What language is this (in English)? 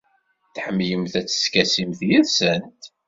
Kabyle